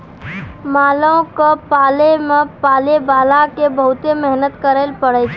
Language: Maithili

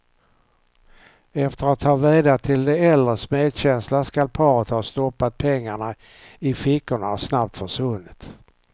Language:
Swedish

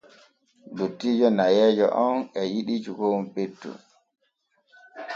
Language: Borgu Fulfulde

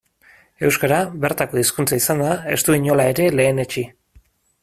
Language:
Basque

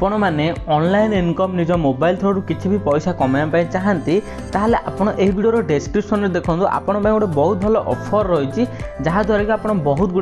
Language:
Hindi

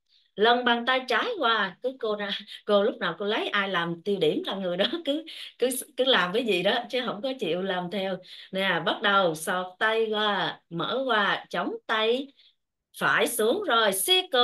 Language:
Vietnamese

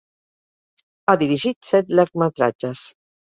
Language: Catalan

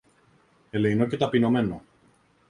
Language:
Greek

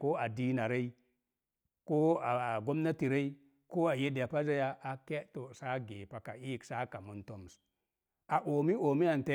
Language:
Mom Jango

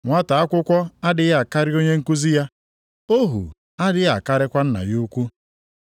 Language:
Igbo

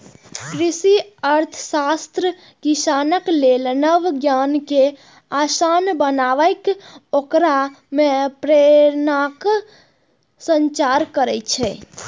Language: Maithili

